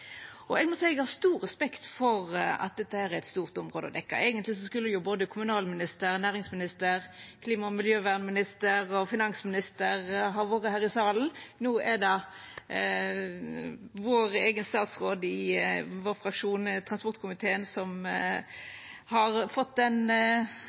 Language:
Norwegian Nynorsk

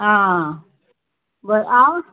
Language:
Konkani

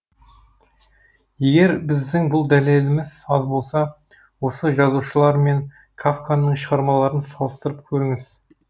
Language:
Kazakh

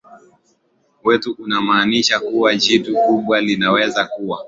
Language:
Swahili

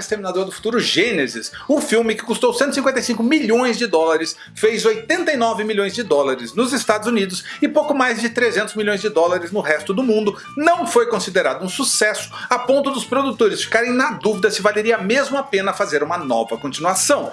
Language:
Portuguese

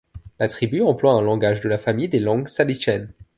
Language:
French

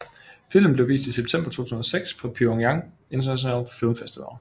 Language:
Danish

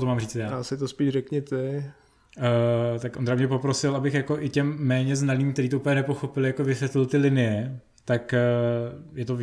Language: Czech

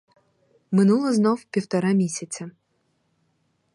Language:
Ukrainian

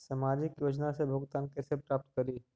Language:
Magahi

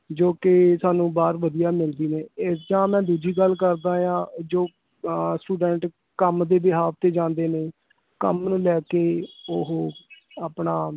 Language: Punjabi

